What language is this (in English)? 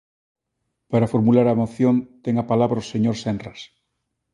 Galician